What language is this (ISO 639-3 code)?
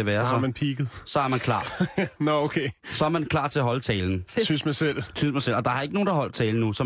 dan